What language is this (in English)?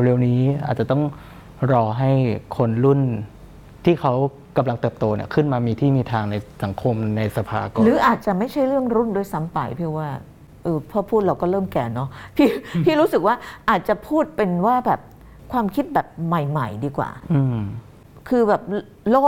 Thai